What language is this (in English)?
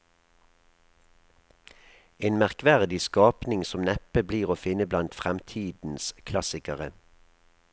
Norwegian